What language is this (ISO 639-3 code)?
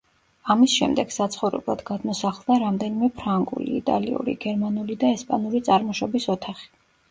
kat